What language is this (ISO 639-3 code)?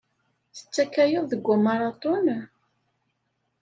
kab